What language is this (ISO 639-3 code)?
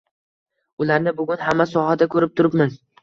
uzb